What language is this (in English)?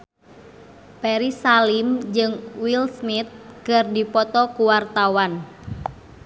Sundanese